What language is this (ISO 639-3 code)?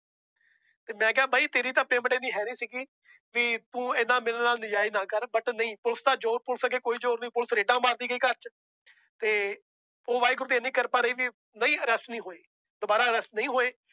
pan